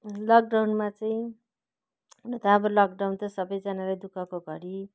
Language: Nepali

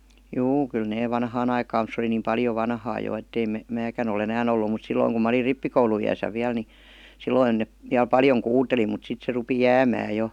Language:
Finnish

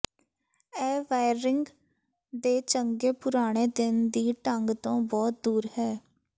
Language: Punjabi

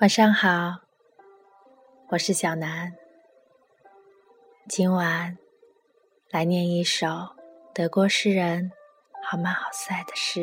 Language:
Chinese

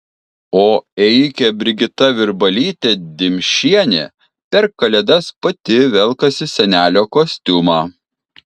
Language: Lithuanian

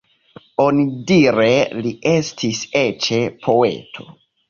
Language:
Esperanto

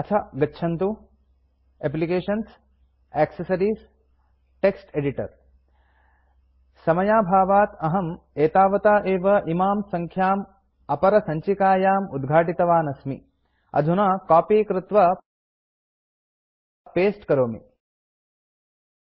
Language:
Sanskrit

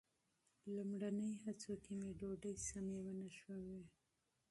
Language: Pashto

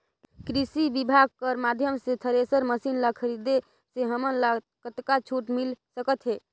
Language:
Chhattisgarhi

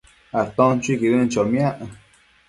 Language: Matsés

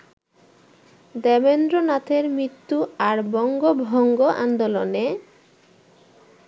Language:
Bangla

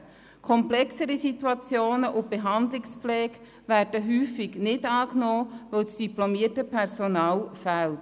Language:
Swiss German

